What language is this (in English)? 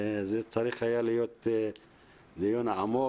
Hebrew